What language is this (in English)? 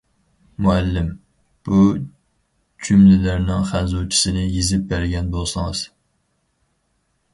Uyghur